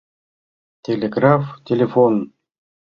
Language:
Mari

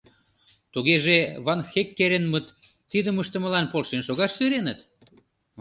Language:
Mari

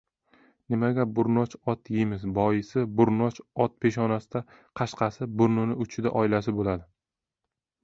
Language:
Uzbek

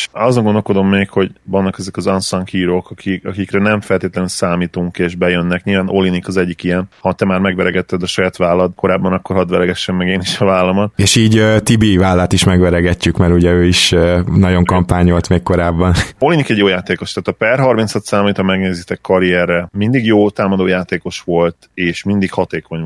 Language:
Hungarian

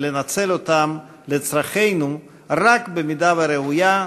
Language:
Hebrew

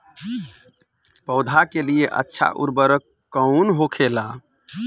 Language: Bhojpuri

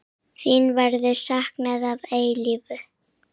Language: Icelandic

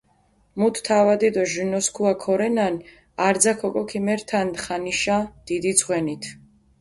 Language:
Mingrelian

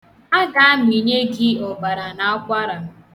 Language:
Igbo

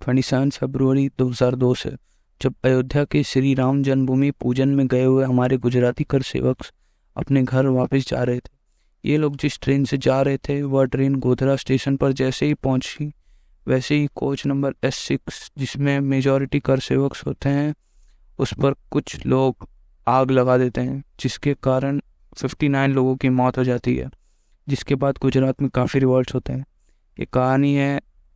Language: Hindi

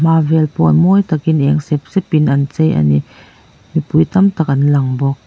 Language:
Mizo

